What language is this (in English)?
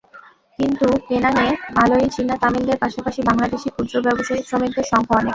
Bangla